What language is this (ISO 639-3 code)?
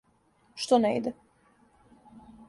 srp